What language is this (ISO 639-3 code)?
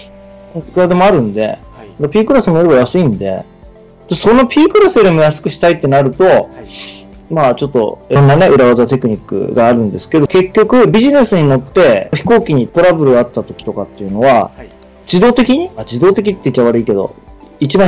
jpn